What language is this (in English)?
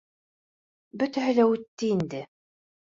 Bashkir